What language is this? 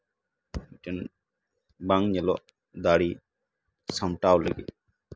Santali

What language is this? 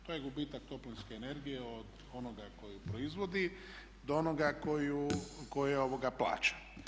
Croatian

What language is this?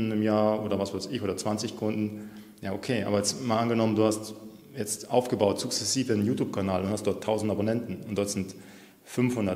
German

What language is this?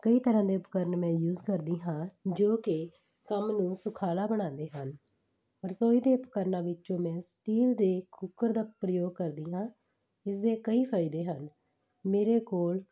Punjabi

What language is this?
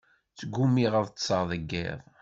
Kabyle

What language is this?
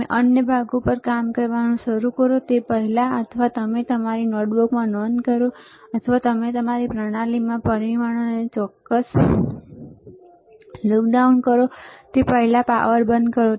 Gujarati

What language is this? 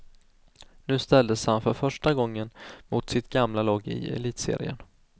Swedish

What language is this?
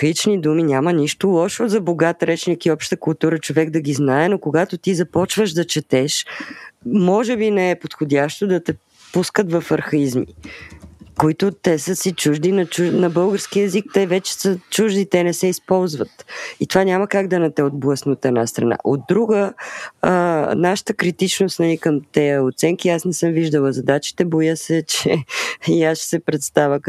Bulgarian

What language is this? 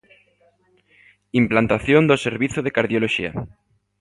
Galician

